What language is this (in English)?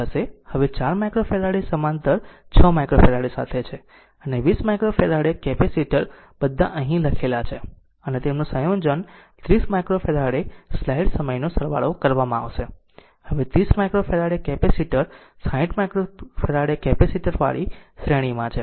Gujarati